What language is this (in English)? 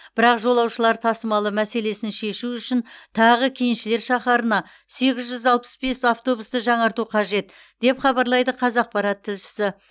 Kazakh